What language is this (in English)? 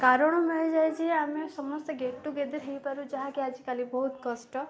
Odia